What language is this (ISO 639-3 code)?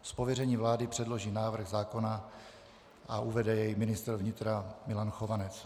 ces